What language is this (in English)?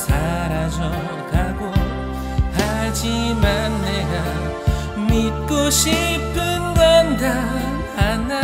Korean